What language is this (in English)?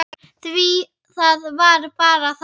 Icelandic